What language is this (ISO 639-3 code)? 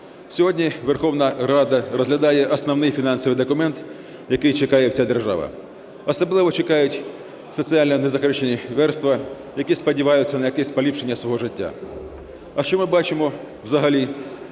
ukr